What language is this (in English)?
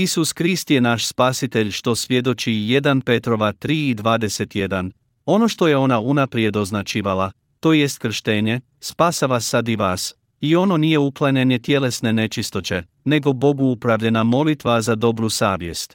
Croatian